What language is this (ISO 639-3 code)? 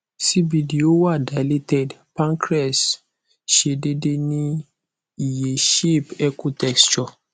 yor